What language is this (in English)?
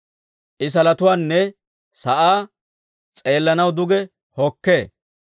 Dawro